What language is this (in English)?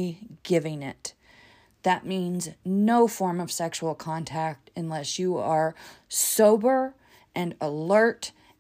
English